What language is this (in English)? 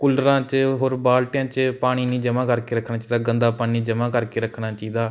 Punjabi